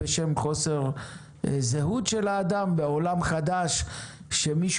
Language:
Hebrew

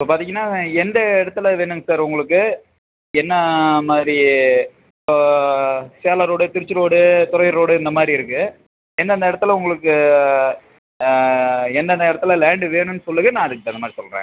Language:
Tamil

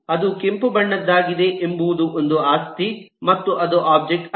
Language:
Kannada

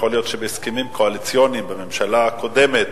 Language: Hebrew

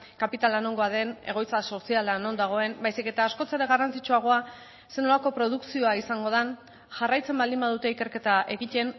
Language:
Basque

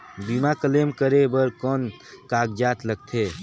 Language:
Chhattisgarhi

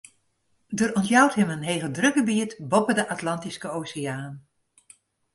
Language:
Western Frisian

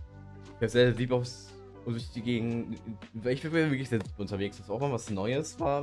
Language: German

